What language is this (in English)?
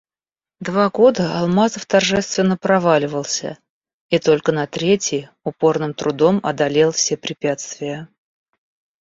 Russian